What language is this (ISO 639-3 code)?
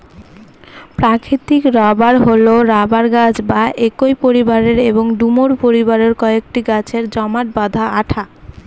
ben